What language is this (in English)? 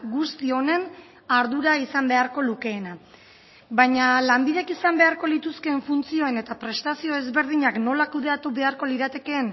Basque